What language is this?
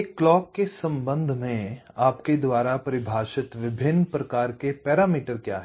Hindi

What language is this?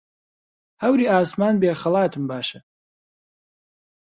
Central Kurdish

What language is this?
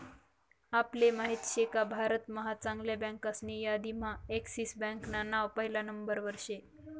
Marathi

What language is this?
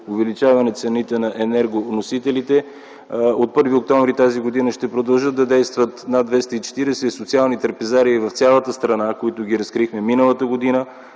Bulgarian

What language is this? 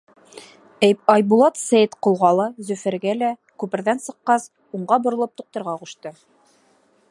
Bashkir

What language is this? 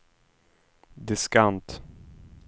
Swedish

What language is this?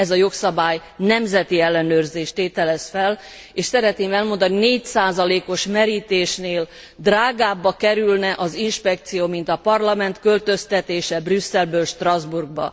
Hungarian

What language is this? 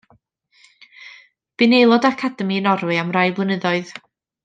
Welsh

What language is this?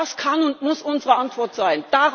German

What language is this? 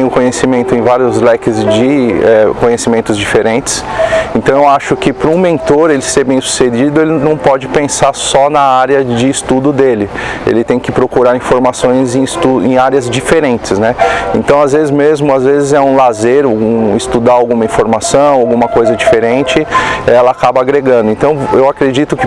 Portuguese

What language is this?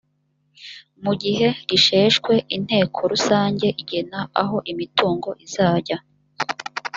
Kinyarwanda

